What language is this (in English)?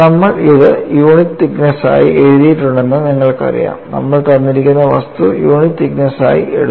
Malayalam